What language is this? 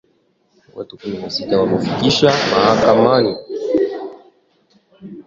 Swahili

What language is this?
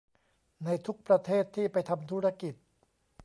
Thai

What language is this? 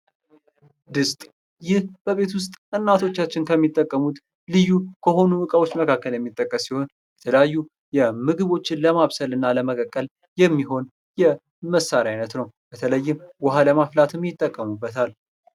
Amharic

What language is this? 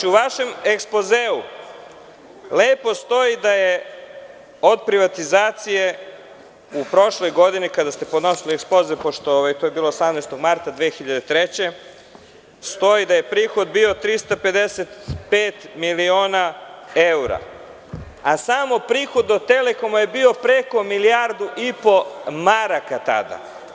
Serbian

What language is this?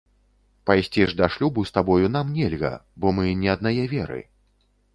Belarusian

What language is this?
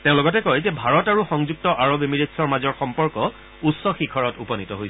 Assamese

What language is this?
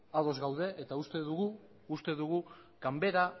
Basque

